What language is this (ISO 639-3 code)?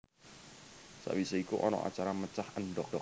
jav